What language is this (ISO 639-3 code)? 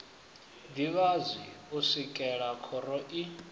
ven